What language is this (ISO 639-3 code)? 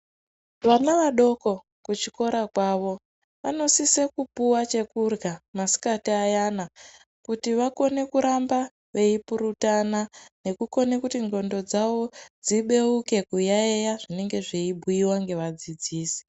ndc